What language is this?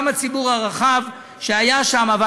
Hebrew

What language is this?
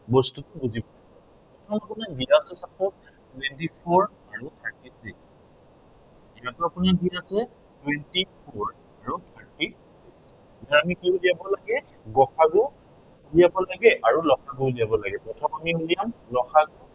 Assamese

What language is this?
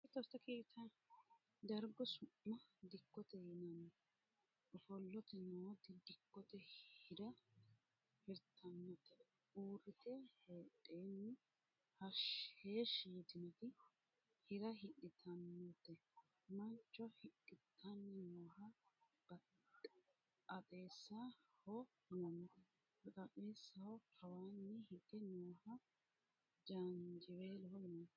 Sidamo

